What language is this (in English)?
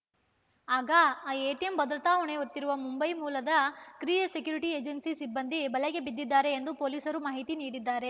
Kannada